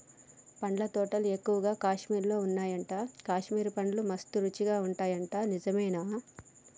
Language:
Telugu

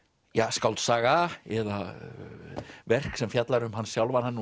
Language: Icelandic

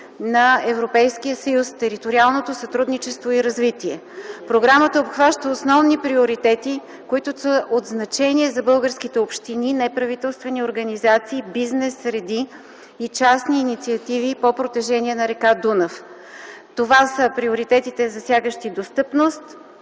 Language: Bulgarian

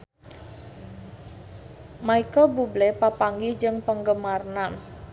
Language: Sundanese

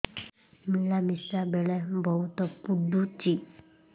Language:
Odia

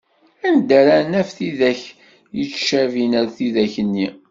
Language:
Kabyle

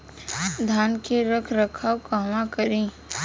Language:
Bhojpuri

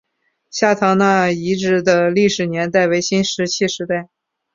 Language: Chinese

